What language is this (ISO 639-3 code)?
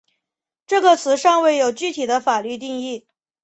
zho